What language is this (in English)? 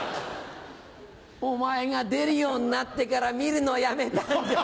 Japanese